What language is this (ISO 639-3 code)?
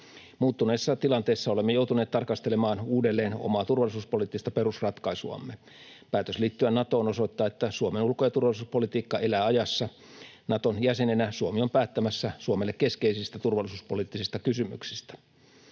fin